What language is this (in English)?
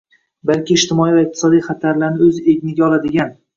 Uzbek